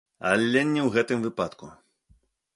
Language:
Belarusian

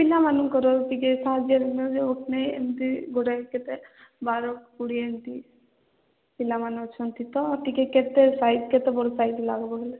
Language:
Odia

